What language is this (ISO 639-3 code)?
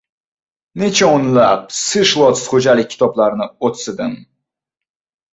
uzb